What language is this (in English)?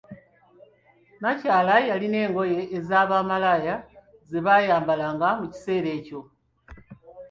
Ganda